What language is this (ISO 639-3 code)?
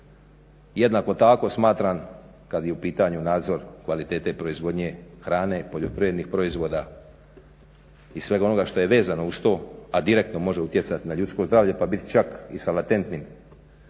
hrv